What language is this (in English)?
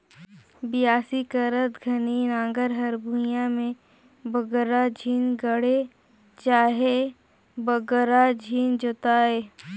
Chhattisgarhi